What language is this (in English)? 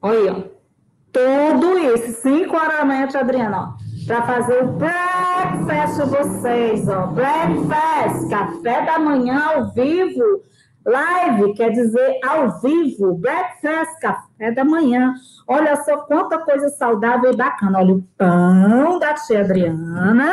Portuguese